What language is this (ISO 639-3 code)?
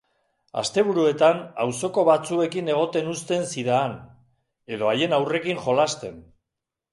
eus